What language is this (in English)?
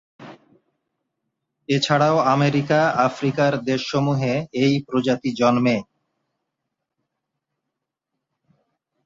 Bangla